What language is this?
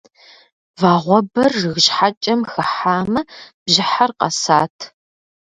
Kabardian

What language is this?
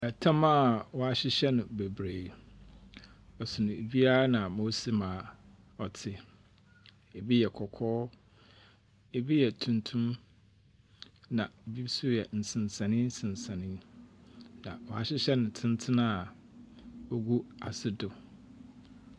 Akan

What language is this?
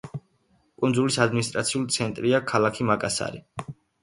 Georgian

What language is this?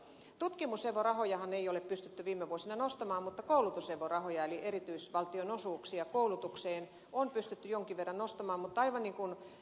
Finnish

